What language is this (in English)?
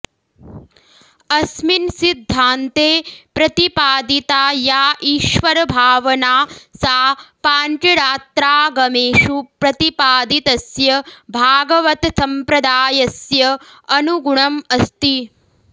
Sanskrit